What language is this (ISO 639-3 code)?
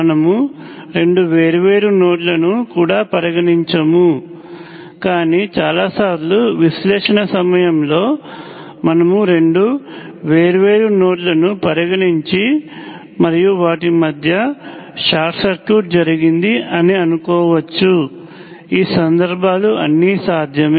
tel